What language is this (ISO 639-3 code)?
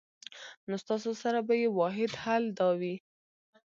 pus